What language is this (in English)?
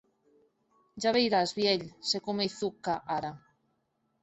Occitan